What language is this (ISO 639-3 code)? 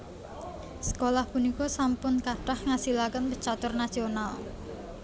jav